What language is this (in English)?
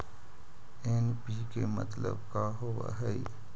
Magahi